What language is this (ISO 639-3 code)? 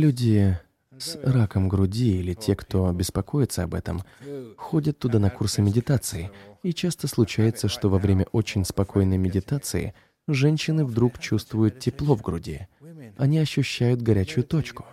rus